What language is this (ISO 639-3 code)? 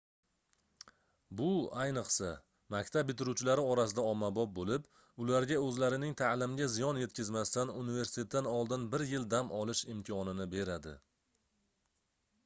uzb